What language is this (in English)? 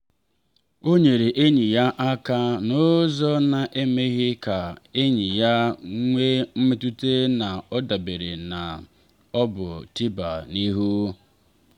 Igbo